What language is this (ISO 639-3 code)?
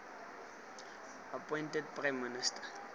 tsn